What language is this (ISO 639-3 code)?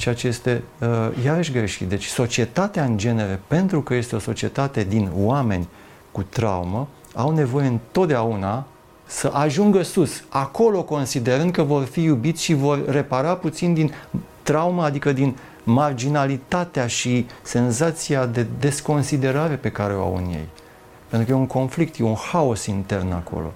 ron